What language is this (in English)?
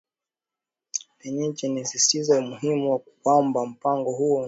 Swahili